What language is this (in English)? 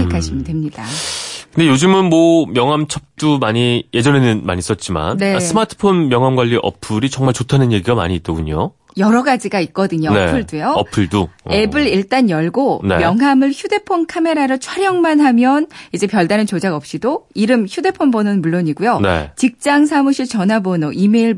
Korean